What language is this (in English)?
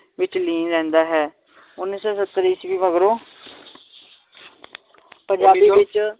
Punjabi